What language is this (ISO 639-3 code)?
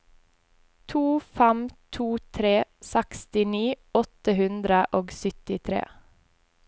nor